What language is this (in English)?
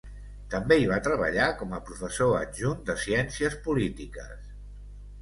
Catalan